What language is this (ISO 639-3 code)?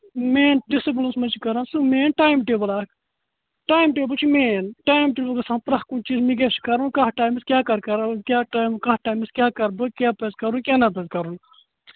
kas